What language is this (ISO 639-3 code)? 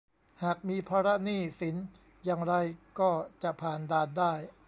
tha